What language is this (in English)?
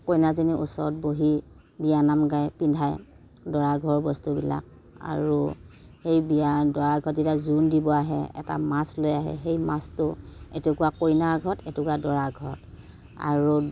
Assamese